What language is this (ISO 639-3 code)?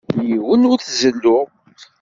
kab